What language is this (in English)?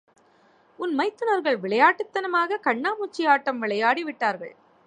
Tamil